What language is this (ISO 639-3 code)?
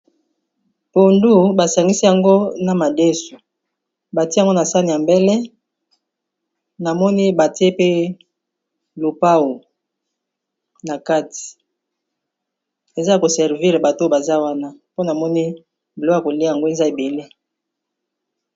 lin